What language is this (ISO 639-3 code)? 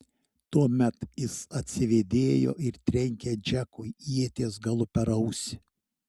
lit